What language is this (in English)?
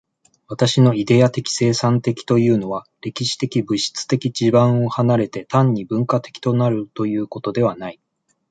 Japanese